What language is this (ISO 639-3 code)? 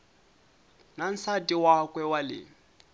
tso